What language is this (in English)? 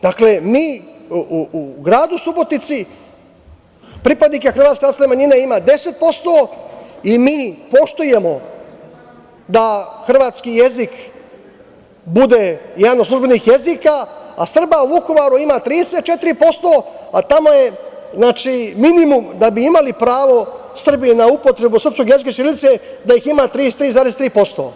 Serbian